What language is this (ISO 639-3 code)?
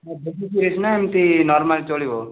ori